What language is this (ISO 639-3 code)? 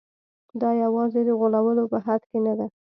pus